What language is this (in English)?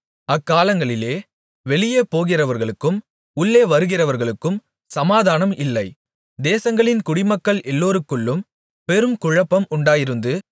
Tamil